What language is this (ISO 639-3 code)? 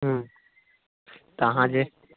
mai